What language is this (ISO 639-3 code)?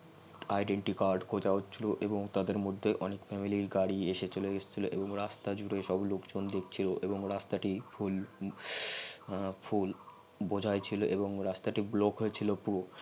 ben